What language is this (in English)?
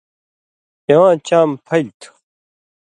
Indus Kohistani